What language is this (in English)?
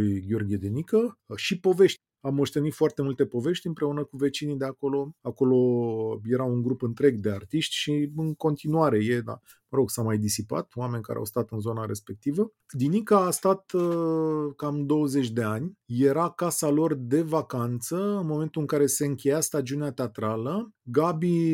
Romanian